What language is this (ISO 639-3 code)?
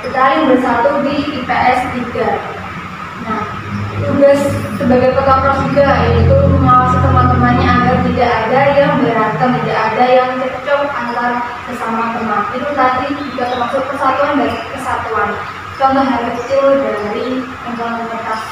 ind